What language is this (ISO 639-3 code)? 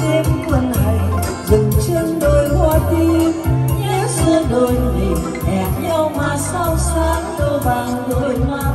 vie